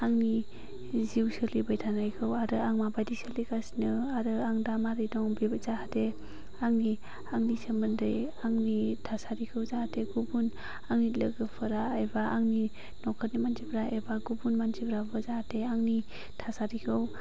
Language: Bodo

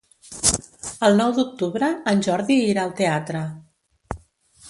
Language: Catalan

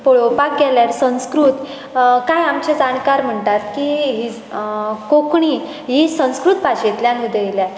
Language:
Konkani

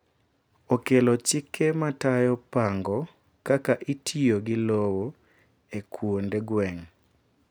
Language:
Luo (Kenya and Tanzania)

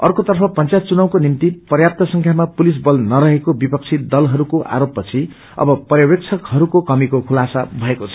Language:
Nepali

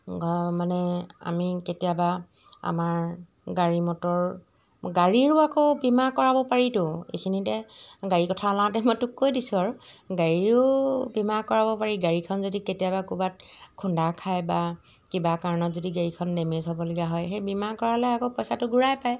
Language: Assamese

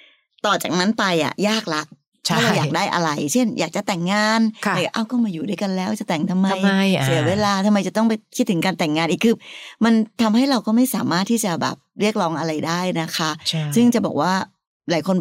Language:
Thai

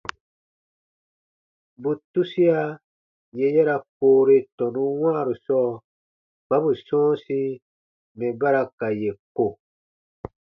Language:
Baatonum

